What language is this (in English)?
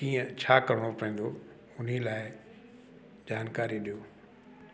Sindhi